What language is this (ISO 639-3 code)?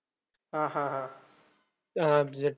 mar